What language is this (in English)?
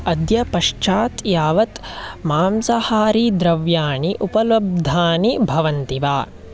Sanskrit